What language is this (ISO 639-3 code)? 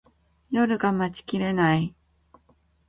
jpn